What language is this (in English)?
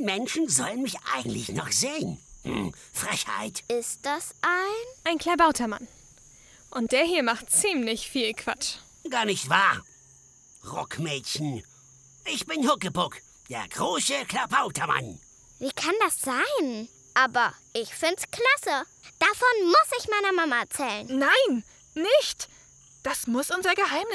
German